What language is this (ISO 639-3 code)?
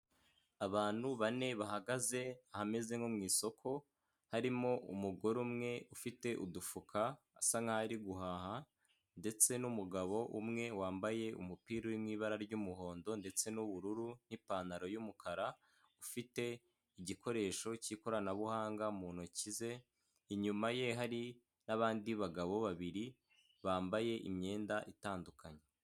kin